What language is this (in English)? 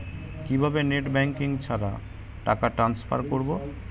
Bangla